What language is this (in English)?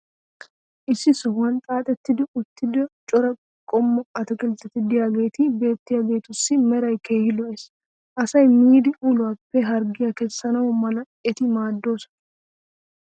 Wolaytta